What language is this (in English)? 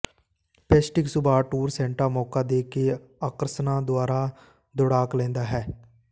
Punjabi